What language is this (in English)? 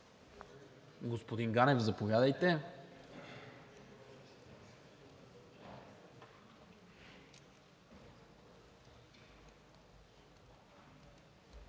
Bulgarian